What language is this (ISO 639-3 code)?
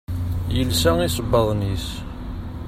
kab